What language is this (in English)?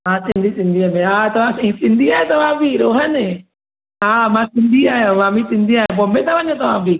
Sindhi